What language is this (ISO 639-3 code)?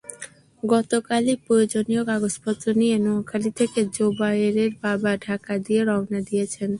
ben